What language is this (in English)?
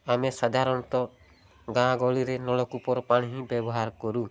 Odia